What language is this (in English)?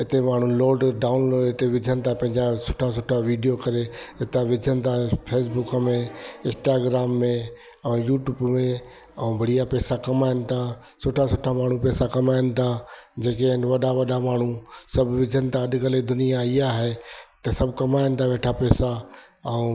Sindhi